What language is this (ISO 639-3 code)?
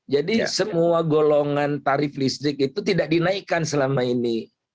ind